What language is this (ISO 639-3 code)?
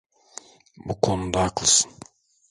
tur